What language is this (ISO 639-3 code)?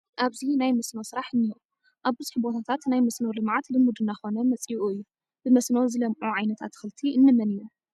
tir